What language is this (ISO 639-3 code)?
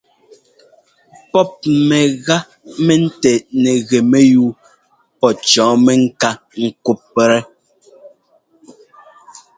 jgo